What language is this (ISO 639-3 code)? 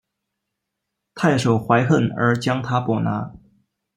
zho